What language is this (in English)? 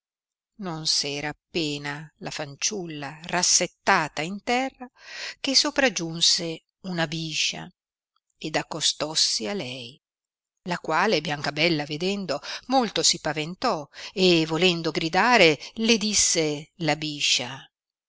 Italian